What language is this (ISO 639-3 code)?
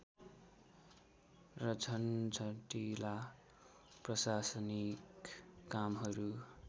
nep